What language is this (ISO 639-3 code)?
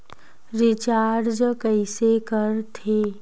hne